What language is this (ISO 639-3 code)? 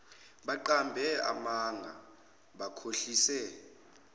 zul